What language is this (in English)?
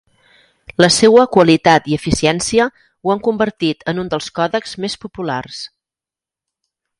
Catalan